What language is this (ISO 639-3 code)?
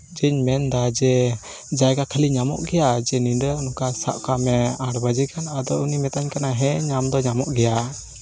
sat